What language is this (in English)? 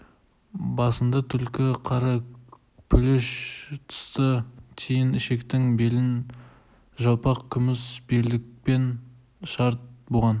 Kazakh